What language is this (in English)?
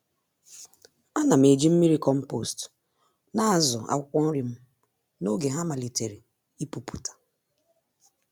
Igbo